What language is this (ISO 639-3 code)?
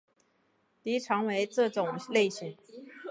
zho